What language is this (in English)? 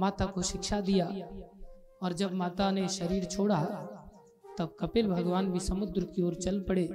Hindi